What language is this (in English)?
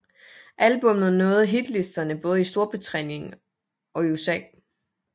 Danish